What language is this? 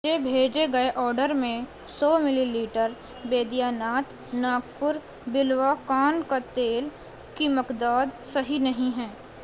Urdu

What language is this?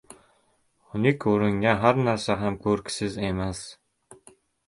Uzbek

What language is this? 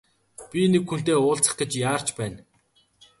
Mongolian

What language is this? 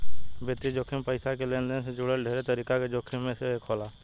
Bhojpuri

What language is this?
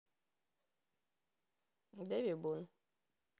Russian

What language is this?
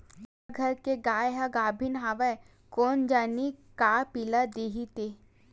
Chhattisgarhi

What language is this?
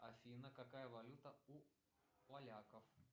Russian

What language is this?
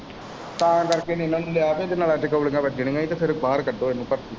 Punjabi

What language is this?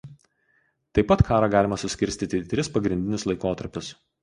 Lithuanian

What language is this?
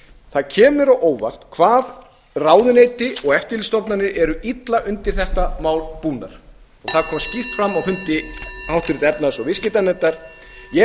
Icelandic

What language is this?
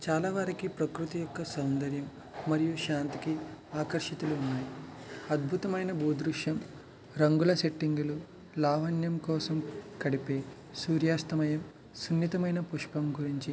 Telugu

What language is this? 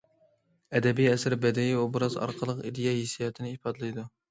Uyghur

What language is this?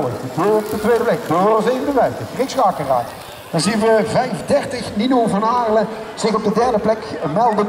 Dutch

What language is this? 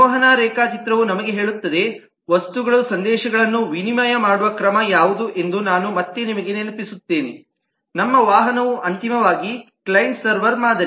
Kannada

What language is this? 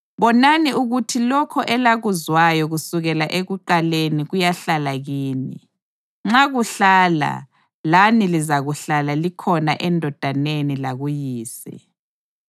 North Ndebele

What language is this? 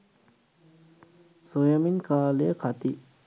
Sinhala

